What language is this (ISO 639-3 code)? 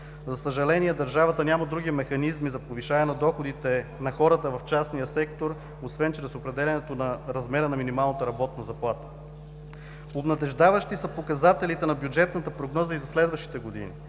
bul